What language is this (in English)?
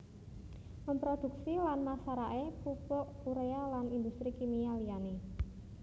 Javanese